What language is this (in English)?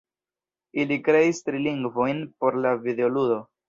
Esperanto